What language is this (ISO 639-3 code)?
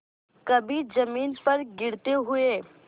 hin